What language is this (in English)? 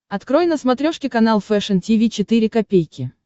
Russian